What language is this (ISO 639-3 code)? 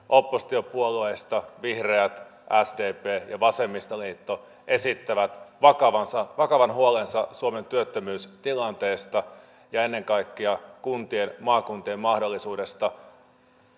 fin